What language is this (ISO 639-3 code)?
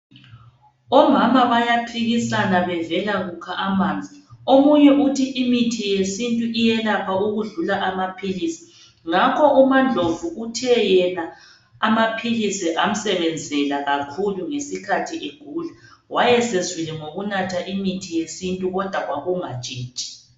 nde